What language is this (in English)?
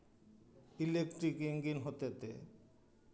Santali